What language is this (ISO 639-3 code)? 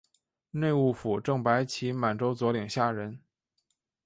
zho